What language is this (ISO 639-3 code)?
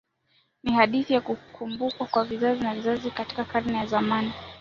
swa